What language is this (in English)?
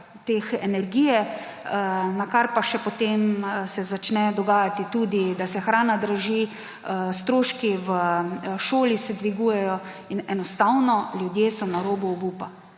Slovenian